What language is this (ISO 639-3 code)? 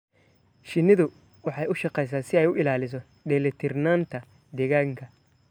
som